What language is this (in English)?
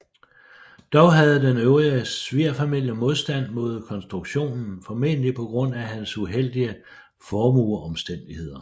Danish